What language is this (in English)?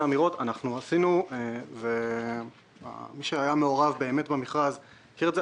Hebrew